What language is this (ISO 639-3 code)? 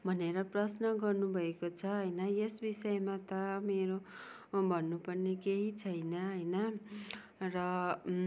nep